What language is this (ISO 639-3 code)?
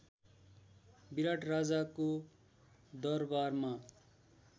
nep